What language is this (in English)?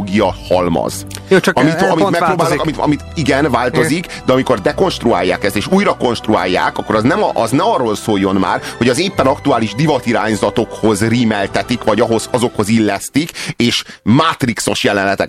Hungarian